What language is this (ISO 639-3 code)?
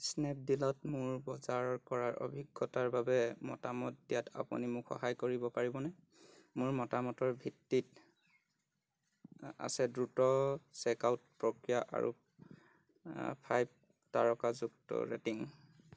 asm